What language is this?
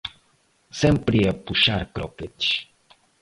Portuguese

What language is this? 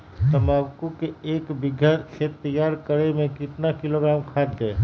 Magahi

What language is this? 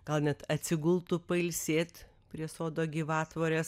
Lithuanian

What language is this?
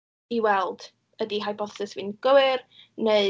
Welsh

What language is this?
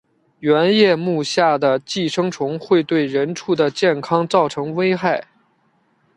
Chinese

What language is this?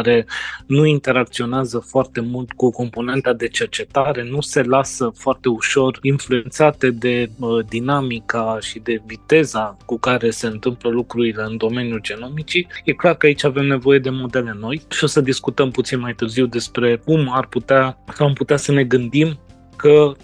Romanian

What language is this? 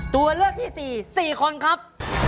Thai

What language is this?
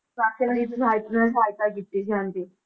Punjabi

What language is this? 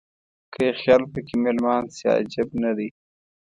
Pashto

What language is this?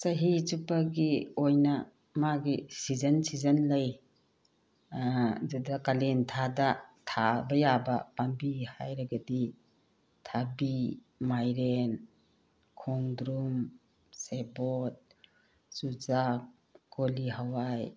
Manipuri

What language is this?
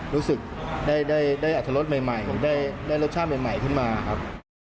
Thai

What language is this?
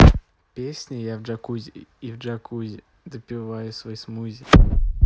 Russian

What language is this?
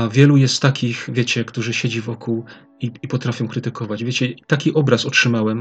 Polish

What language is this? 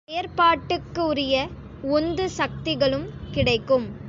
Tamil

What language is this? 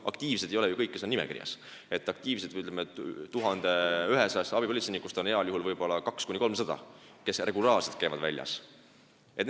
Estonian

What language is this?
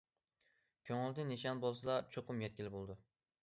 Uyghur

